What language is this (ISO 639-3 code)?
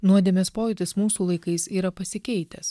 lit